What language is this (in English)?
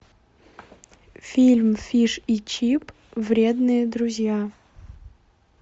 Russian